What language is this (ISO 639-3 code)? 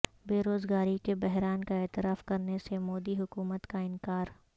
urd